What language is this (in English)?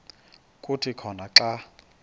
Xhosa